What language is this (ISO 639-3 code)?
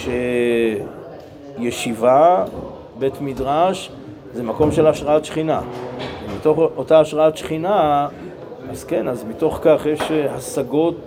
heb